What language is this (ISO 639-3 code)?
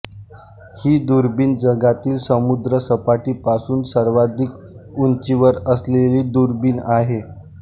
mar